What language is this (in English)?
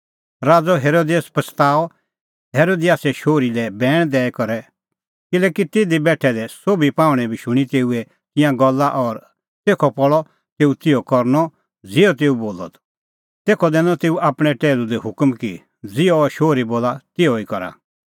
Kullu Pahari